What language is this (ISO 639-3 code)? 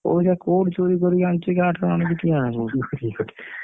ori